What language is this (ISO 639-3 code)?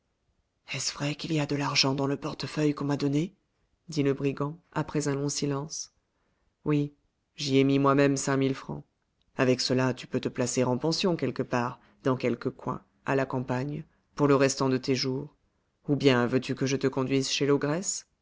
fra